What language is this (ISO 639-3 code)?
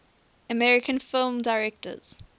eng